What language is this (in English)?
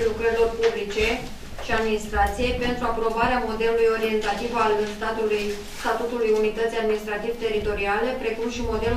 Romanian